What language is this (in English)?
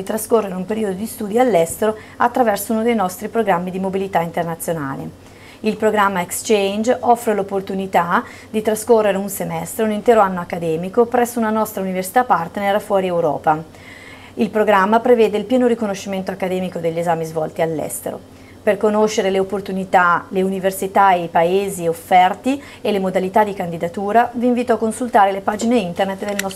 Italian